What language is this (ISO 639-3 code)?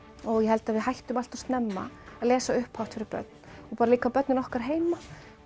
isl